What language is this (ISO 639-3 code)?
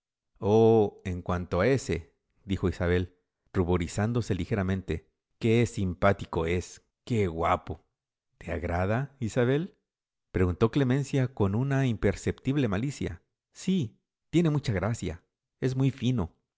spa